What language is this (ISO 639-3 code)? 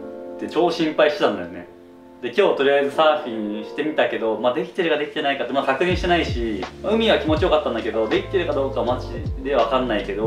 jpn